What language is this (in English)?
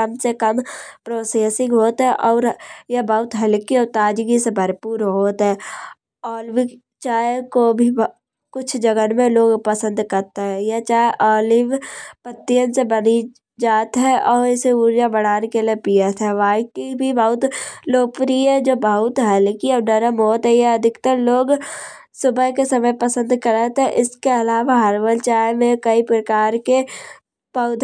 Kanauji